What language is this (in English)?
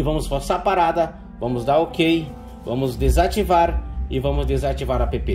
Portuguese